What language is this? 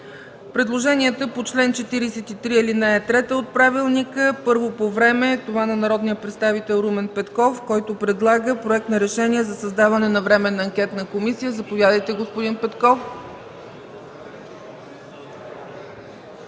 Bulgarian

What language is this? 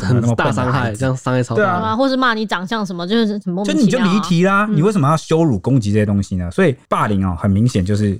Chinese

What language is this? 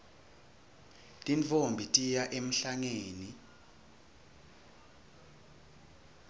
Swati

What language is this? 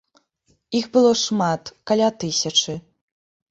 Belarusian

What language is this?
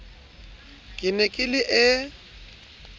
Southern Sotho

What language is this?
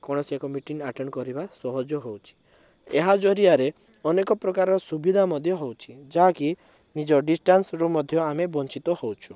Odia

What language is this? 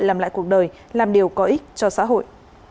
Vietnamese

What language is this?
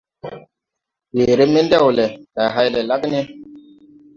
Tupuri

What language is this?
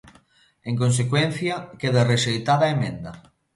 Galician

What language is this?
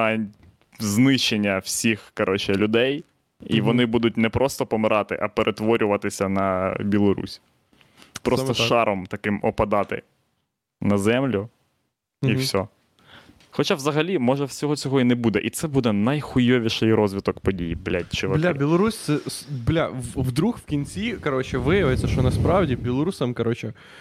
Ukrainian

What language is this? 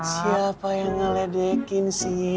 Indonesian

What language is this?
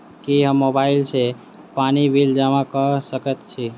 Maithili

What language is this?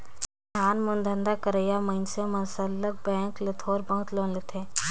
Chhattisgarhi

